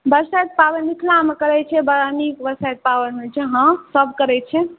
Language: Maithili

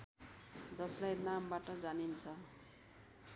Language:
Nepali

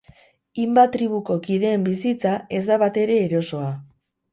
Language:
Basque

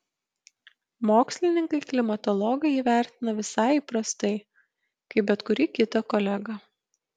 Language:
Lithuanian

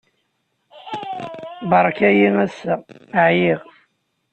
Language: Kabyle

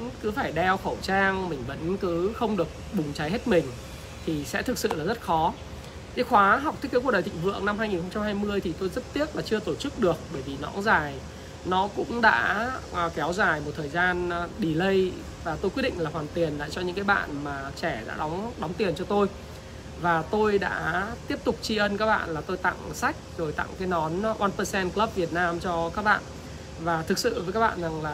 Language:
Vietnamese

